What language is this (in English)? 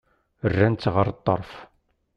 Kabyle